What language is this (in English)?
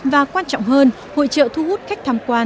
Vietnamese